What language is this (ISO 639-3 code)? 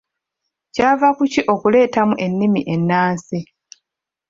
lug